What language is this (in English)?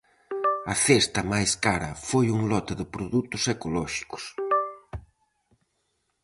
Galician